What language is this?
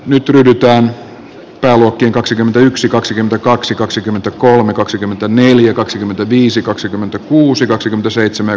Finnish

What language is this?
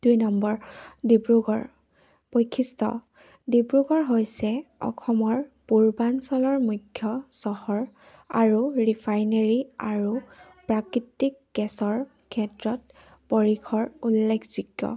Assamese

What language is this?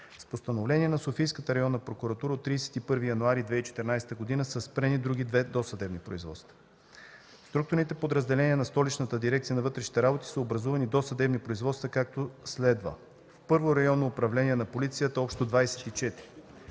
Bulgarian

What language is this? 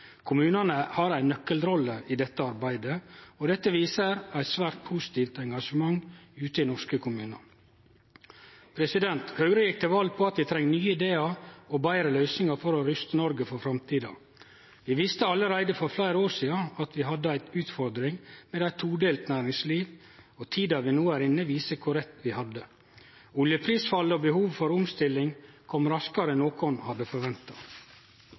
Norwegian Nynorsk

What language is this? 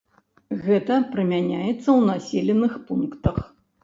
Belarusian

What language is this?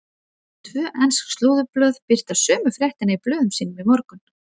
Icelandic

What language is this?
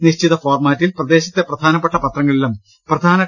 Malayalam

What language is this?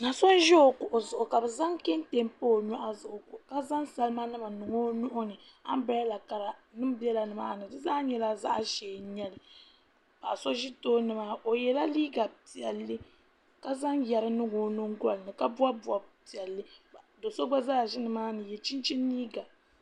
Dagbani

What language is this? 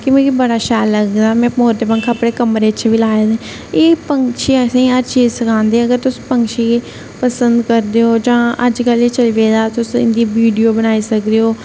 Dogri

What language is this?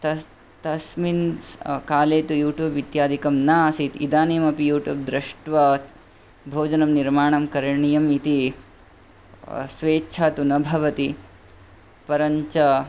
Sanskrit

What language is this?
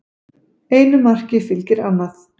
Icelandic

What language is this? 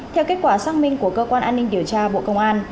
Vietnamese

